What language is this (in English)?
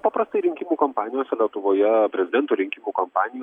Lithuanian